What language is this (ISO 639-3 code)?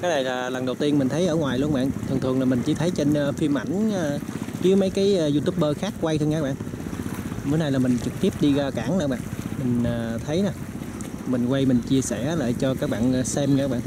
vie